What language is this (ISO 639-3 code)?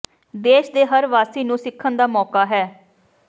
pan